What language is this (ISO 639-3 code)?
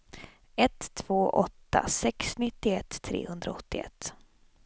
swe